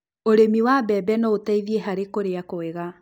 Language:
Kikuyu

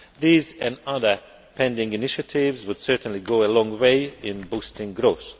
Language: English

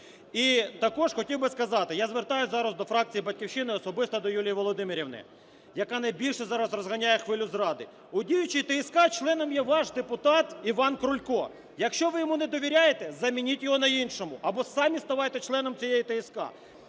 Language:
Ukrainian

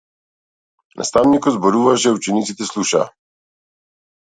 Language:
Macedonian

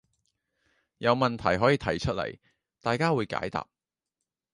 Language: Cantonese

